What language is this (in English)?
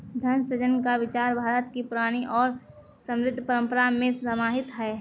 Hindi